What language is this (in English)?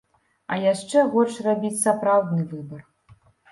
Belarusian